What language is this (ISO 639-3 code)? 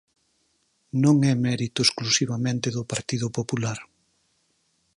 glg